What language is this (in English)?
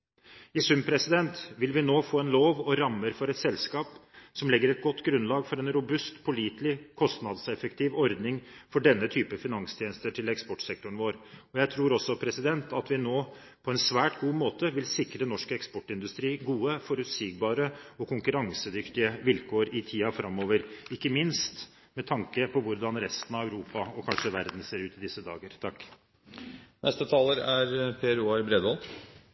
Norwegian Bokmål